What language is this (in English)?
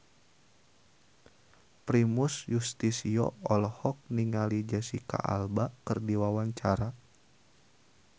Sundanese